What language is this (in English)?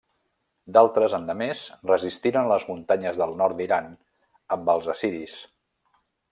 Catalan